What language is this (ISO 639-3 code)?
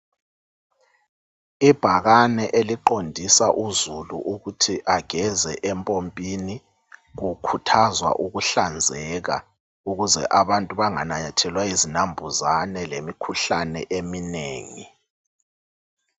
nde